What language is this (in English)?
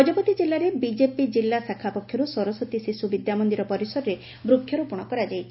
Odia